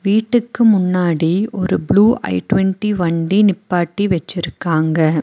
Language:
Tamil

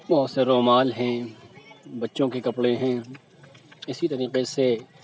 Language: Urdu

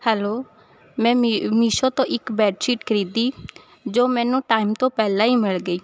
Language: Punjabi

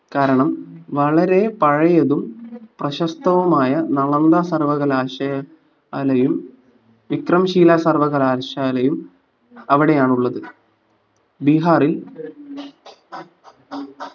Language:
Malayalam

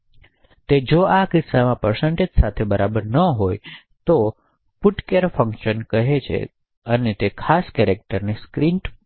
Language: Gujarati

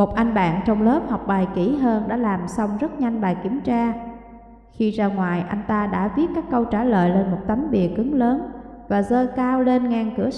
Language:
Vietnamese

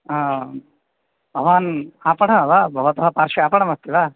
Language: Sanskrit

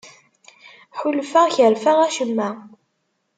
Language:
Kabyle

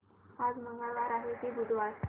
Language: Marathi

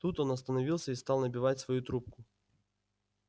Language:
Russian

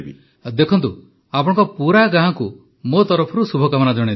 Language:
Odia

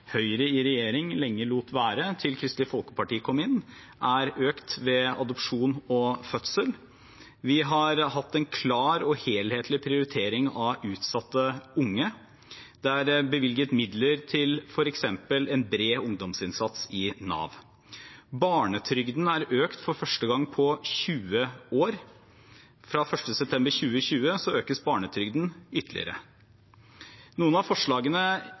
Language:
Norwegian Bokmål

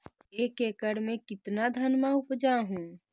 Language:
Magahi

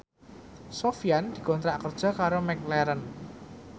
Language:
Javanese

